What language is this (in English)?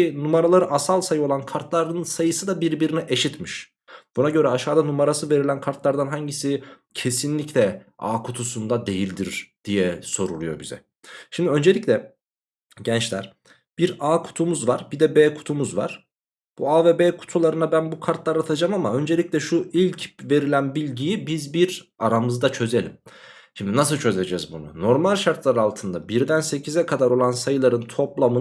Turkish